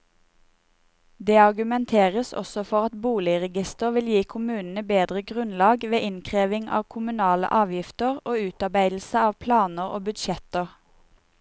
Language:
Norwegian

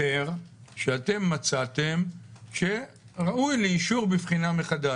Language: Hebrew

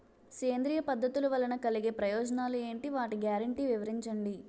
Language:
Telugu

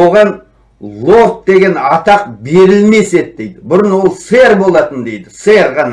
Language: Turkish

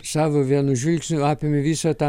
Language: Lithuanian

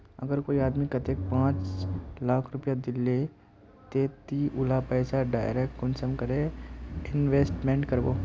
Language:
Magahi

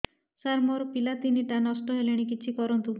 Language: Odia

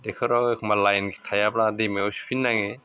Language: Bodo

